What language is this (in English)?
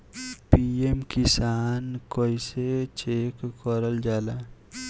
Bhojpuri